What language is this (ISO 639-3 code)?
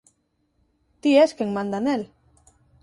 glg